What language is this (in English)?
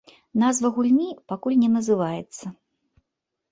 Belarusian